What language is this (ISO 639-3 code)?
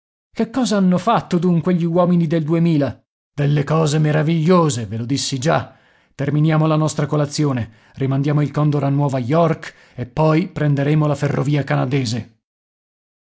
ita